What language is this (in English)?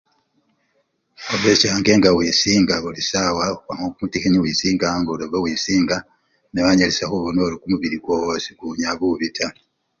Luyia